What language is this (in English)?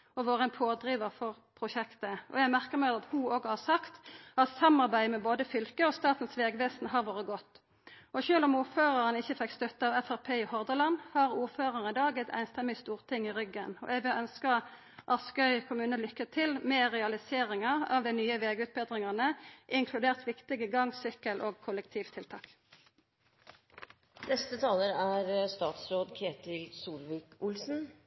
Norwegian Nynorsk